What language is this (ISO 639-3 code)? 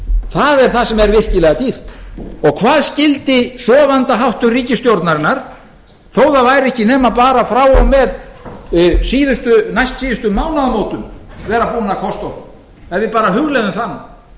isl